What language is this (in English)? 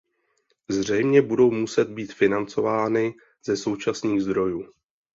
Czech